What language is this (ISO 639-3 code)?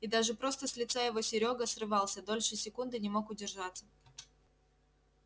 rus